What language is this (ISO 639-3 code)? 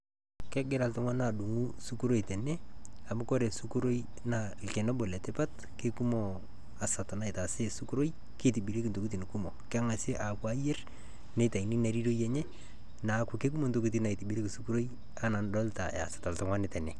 mas